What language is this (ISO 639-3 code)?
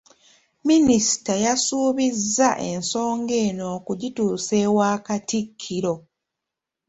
lug